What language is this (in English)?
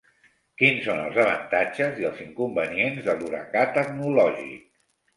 Catalan